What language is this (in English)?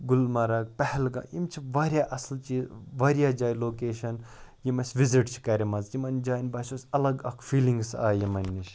Kashmiri